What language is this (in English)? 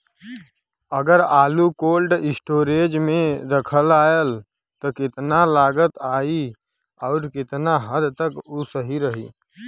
Bhojpuri